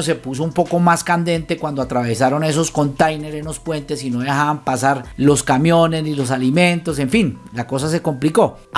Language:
Spanish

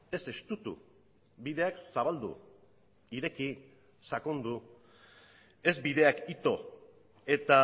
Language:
Basque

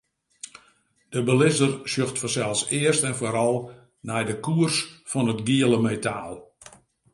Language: Western Frisian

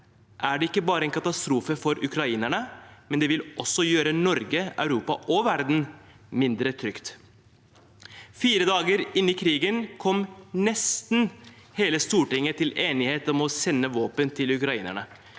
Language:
Norwegian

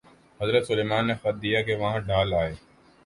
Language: Urdu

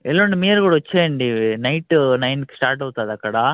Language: Telugu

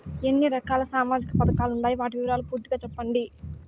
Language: Telugu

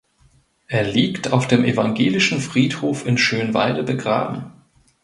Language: German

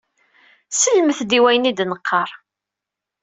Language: Kabyle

